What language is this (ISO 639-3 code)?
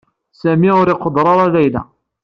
kab